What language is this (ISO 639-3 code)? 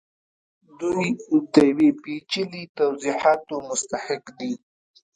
pus